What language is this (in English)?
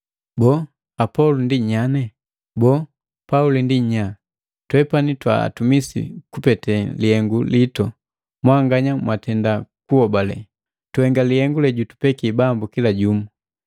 Matengo